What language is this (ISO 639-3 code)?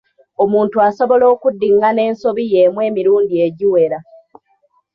lug